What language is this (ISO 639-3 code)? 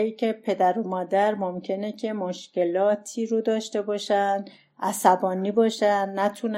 fas